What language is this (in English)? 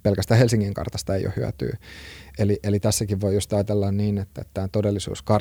Finnish